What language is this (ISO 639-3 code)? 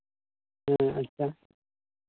sat